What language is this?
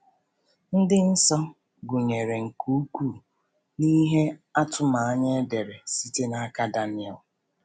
Igbo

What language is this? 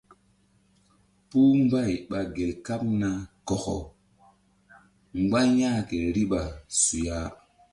Mbum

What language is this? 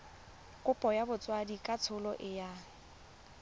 Tswana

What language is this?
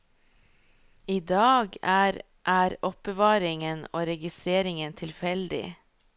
Norwegian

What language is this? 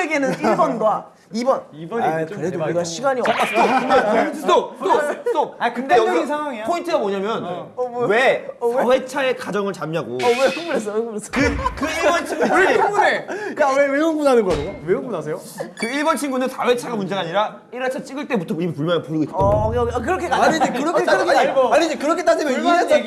Korean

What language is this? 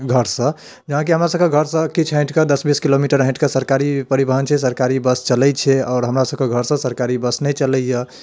Maithili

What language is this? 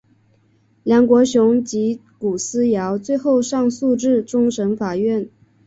Chinese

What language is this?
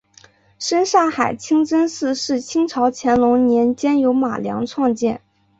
Chinese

